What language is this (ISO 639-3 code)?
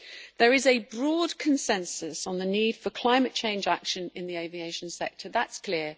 eng